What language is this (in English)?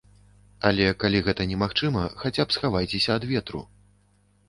Belarusian